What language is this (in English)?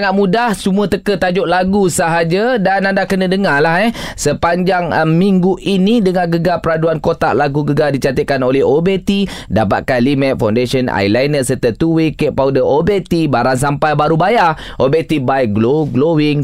Malay